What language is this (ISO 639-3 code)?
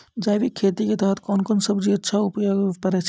mai